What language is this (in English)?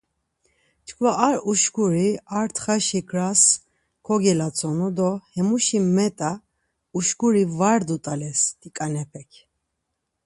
Laz